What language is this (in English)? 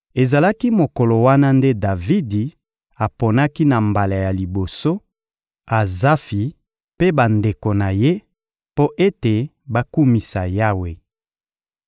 Lingala